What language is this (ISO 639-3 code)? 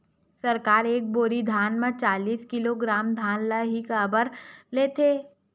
hne